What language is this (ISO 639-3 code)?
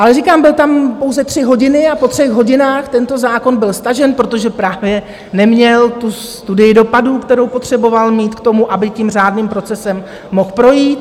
ces